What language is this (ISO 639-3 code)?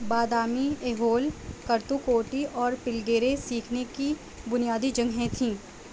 urd